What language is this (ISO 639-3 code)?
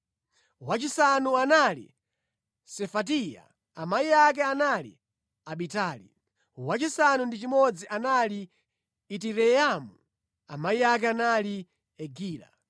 nya